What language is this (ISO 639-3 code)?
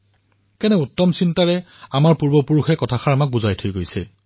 asm